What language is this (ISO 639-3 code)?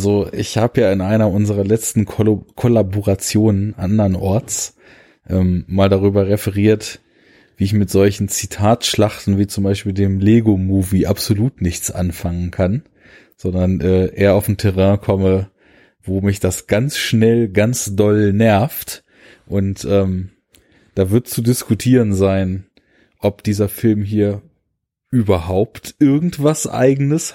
deu